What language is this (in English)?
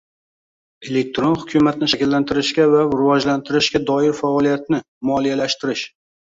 Uzbek